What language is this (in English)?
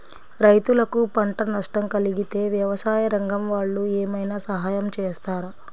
Telugu